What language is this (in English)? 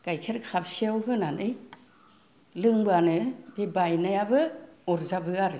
Bodo